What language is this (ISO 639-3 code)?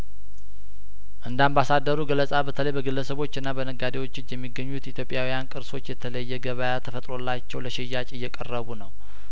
amh